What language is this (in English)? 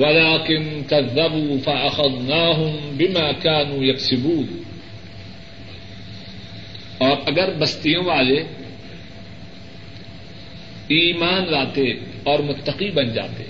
Urdu